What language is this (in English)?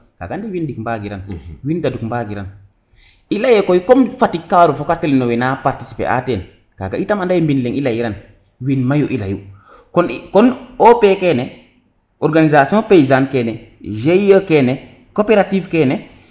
Serer